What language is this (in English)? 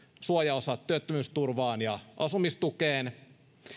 Finnish